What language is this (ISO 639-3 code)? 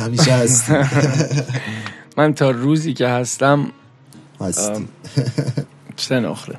fas